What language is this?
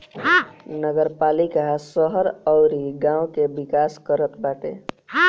Bhojpuri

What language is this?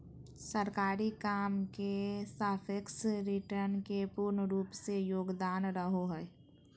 Magahi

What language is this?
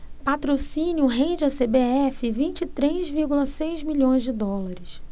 Portuguese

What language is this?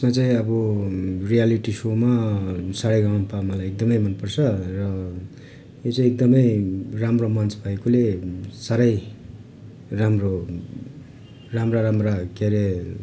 Nepali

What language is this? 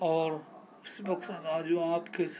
Urdu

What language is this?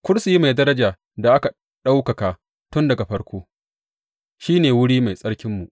Hausa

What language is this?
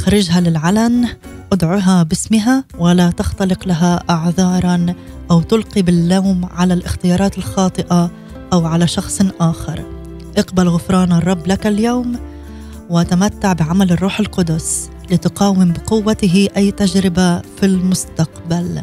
Arabic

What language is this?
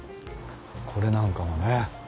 Japanese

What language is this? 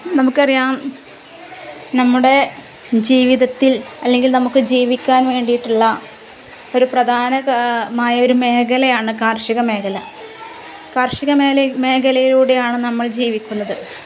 Malayalam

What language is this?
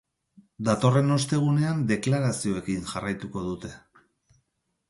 Basque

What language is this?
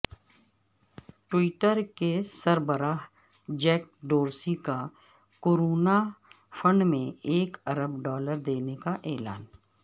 Urdu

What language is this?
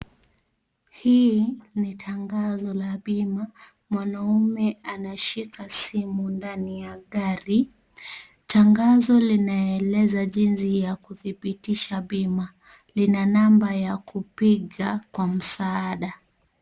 Swahili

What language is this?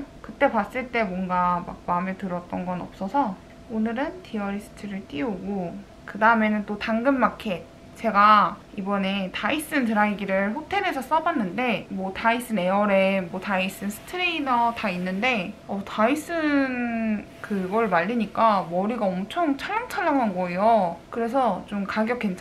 Korean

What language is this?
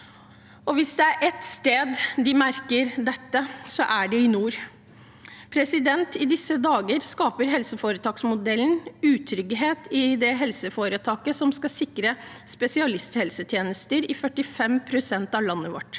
Norwegian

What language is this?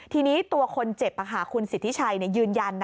Thai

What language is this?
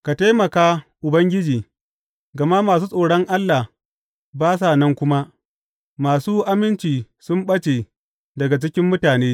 Hausa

